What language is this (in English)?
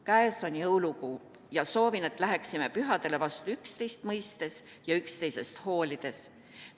Estonian